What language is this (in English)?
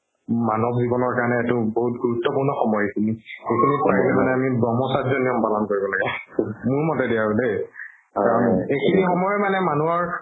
Assamese